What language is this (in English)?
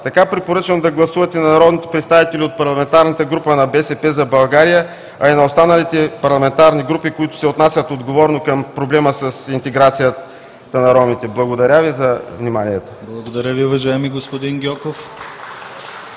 Bulgarian